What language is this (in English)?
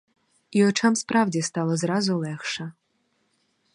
Ukrainian